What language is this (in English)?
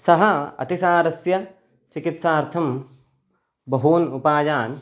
Sanskrit